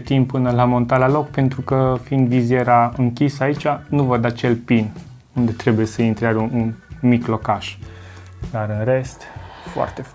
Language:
Romanian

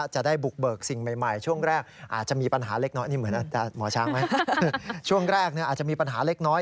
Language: Thai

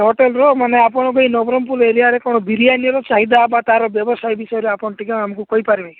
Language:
Odia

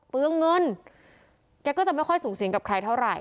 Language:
Thai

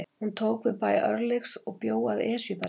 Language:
Icelandic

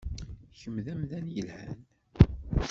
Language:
Kabyle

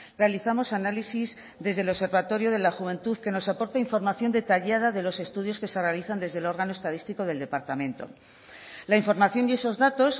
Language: Spanish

